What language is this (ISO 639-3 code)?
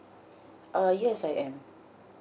eng